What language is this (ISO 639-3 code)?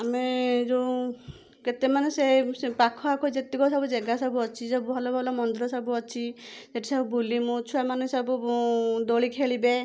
ori